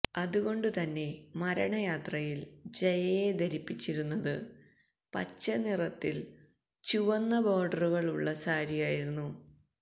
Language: Malayalam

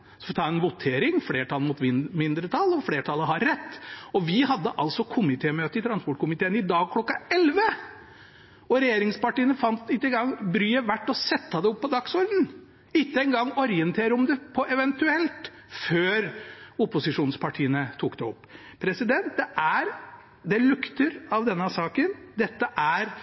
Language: Norwegian Bokmål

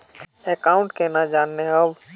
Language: Magahi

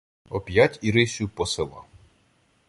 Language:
Ukrainian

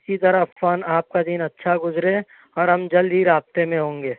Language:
Urdu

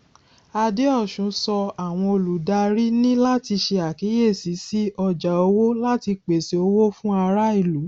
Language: Yoruba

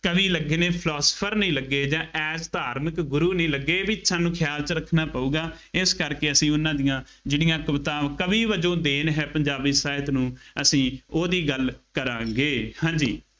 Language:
Punjabi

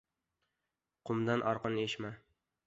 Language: Uzbek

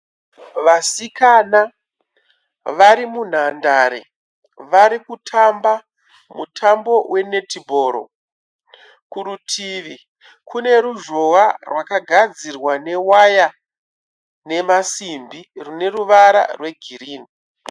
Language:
Shona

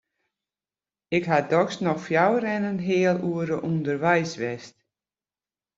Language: Western Frisian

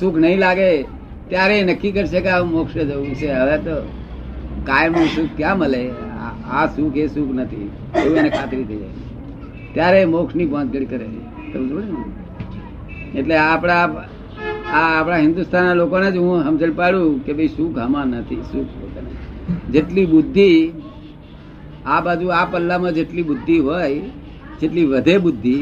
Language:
Gujarati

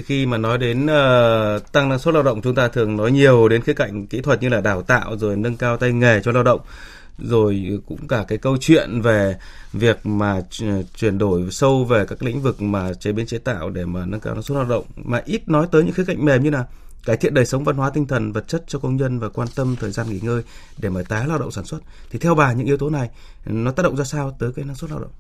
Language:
Vietnamese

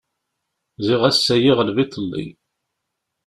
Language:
Kabyle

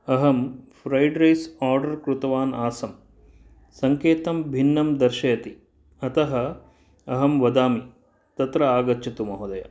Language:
Sanskrit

